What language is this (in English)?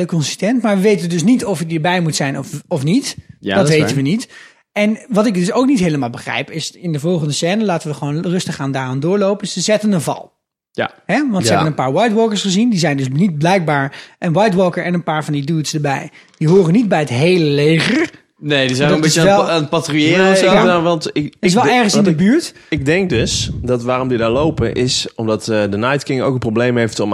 Dutch